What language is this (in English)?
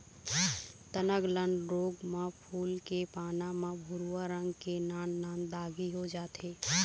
Chhattisgarhi